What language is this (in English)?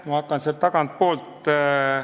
Estonian